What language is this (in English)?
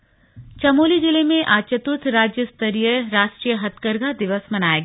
Hindi